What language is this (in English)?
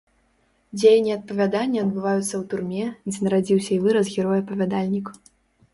Belarusian